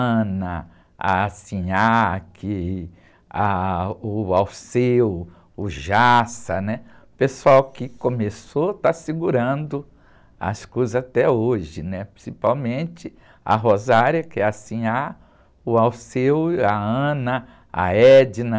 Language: Portuguese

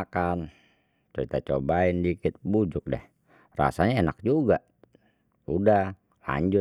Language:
Betawi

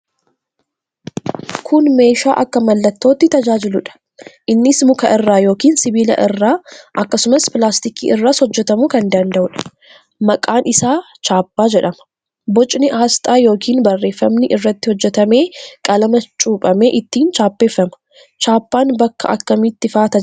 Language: Oromo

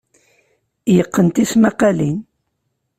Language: Kabyle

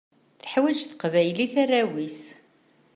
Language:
Kabyle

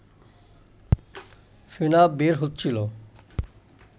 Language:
Bangla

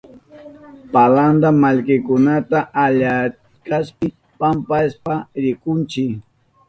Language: Southern Pastaza Quechua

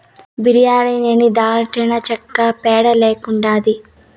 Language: Telugu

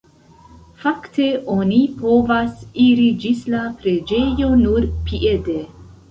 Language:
Esperanto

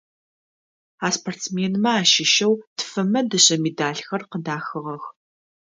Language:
Adyghe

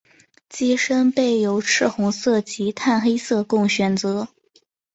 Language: Chinese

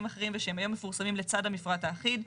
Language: Hebrew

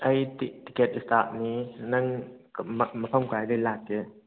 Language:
Manipuri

